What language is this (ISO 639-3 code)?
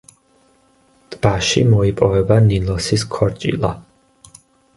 kat